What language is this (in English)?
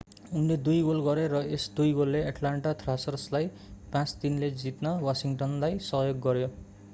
Nepali